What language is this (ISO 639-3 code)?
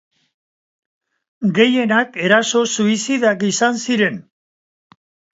eus